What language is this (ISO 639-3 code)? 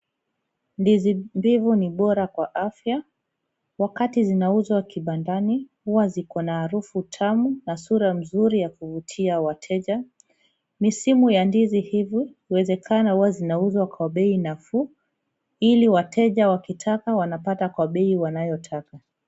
swa